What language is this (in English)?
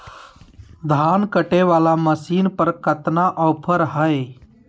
Magahi